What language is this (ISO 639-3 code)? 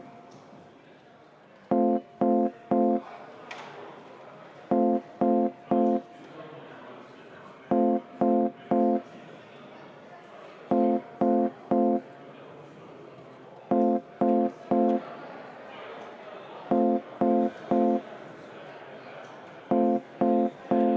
est